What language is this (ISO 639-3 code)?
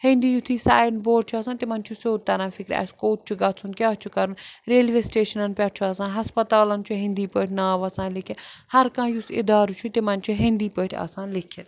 kas